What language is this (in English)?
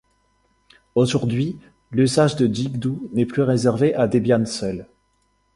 French